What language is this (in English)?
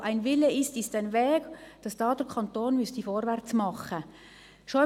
Swiss German